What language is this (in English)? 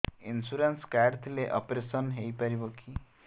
Odia